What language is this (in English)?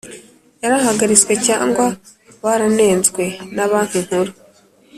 Kinyarwanda